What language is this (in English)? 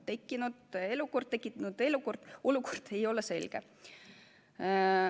Estonian